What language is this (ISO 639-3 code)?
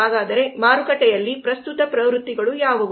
kan